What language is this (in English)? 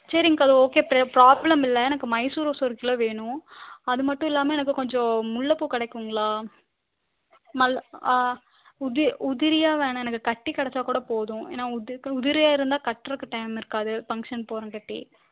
Tamil